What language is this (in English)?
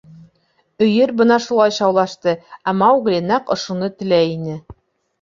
Bashkir